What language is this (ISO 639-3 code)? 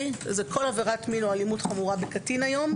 heb